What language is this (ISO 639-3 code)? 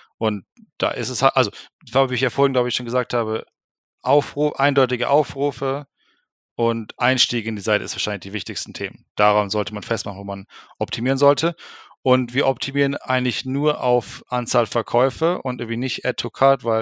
deu